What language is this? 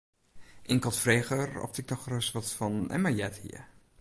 Western Frisian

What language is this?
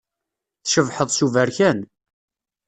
Kabyle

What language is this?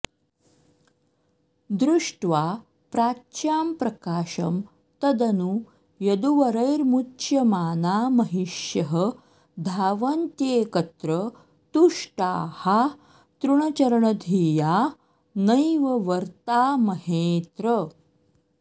Sanskrit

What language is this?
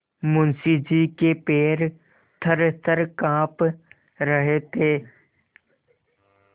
Hindi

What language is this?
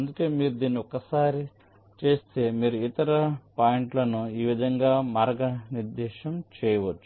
Telugu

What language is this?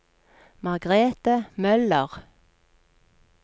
Norwegian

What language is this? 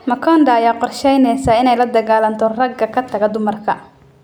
Somali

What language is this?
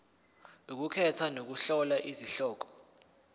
Zulu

